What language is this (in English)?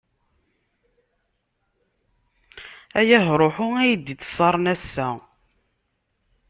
Kabyle